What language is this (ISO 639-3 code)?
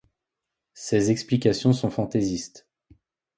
fra